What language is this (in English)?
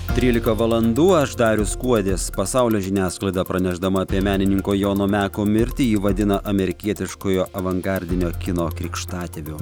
Lithuanian